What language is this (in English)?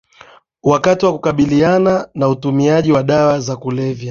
Swahili